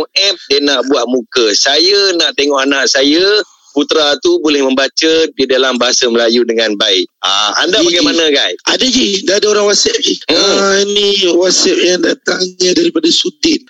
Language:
Malay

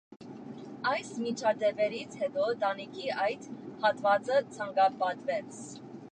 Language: Armenian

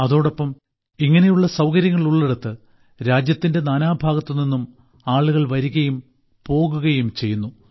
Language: Malayalam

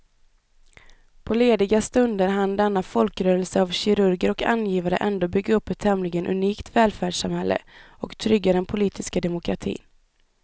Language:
Swedish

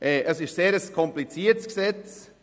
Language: Swiss German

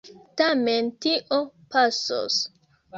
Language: Esperanto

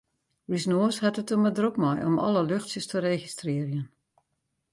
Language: Western Frisian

